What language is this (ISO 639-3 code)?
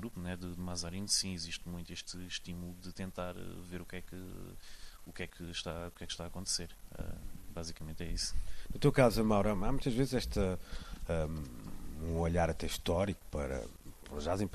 por